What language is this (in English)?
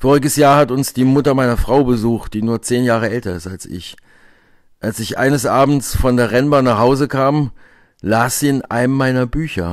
German